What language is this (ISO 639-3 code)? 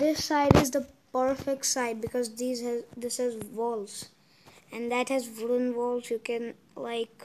eng